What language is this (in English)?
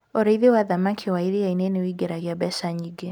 Kikuyu